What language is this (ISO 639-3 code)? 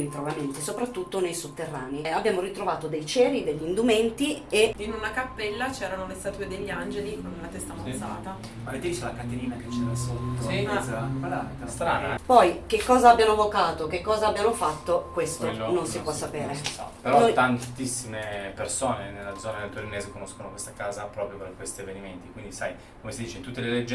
ita